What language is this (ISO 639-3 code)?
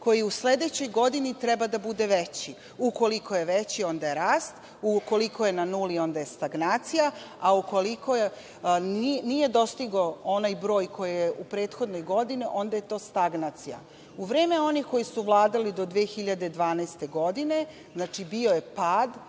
srp